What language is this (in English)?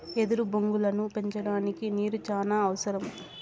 Telugu